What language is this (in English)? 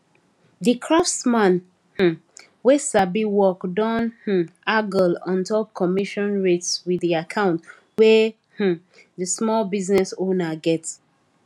Nigerian Pidgin